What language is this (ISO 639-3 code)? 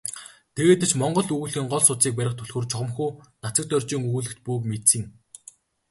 mon